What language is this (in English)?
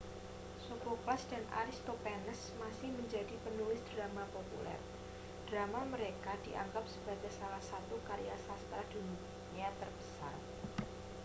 Indonesian